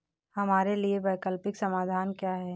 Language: Hindi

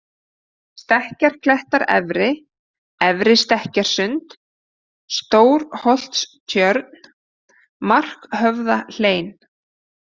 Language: Icelandic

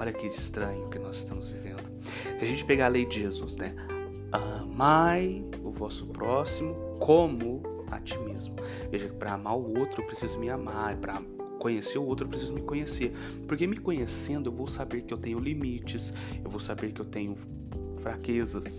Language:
Portuguese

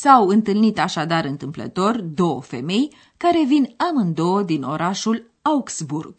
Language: Romanian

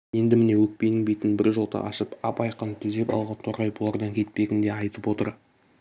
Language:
Kazakh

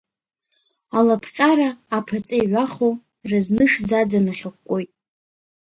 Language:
Abkhazian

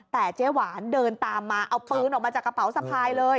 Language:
Thai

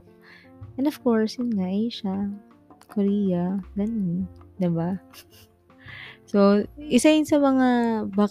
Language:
Filipino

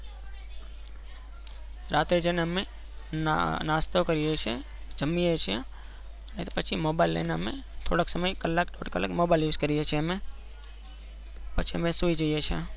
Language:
Gujarati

